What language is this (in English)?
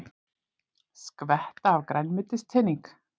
Icelandic